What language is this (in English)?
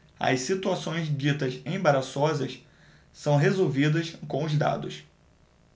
Portuguese